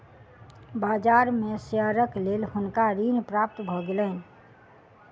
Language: Maithili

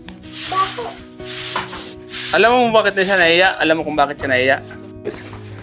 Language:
Filipino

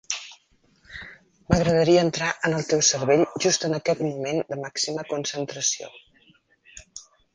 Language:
Catalan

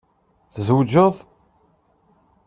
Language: Kabyle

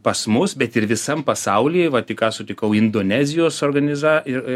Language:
Lithuanian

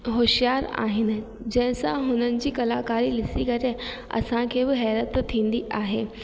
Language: Sindhi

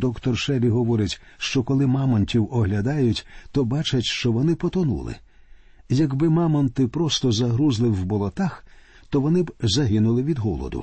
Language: Ukrainian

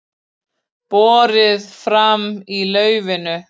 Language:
Icelandic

